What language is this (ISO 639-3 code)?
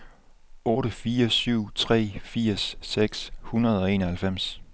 dan